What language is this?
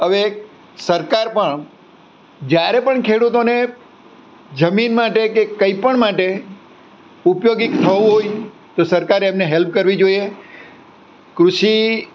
Gujarati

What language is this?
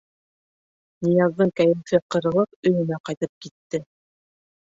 Bashkir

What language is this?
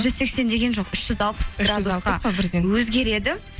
Kazakh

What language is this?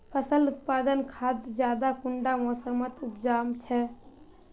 Magahi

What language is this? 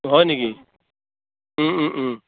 Assamese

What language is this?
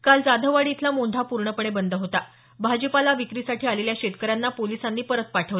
Marathi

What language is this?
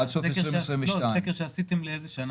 Hebrew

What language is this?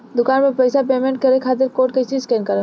Bhojpuri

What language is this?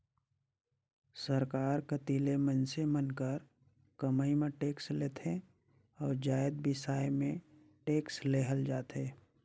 Chhattisgarhi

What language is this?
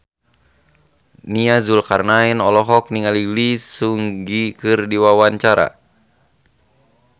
Sundanese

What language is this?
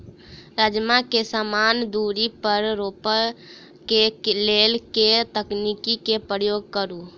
Maithili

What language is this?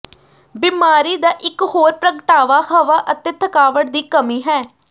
Punjabi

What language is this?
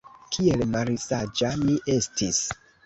Esperanto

